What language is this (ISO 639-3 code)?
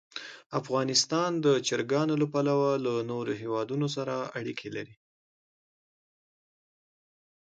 pus